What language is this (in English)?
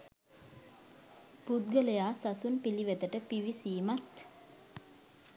Sinhala